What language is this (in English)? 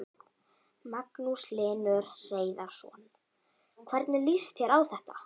Icelandic